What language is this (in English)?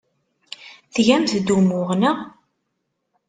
Kabyle